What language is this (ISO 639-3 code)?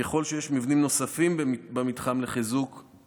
heb